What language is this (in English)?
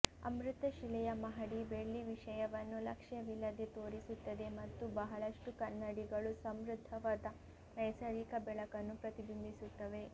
Kannada